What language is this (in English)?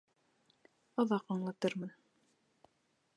Bashkir